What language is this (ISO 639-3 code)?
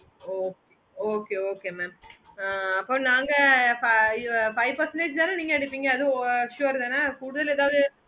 tam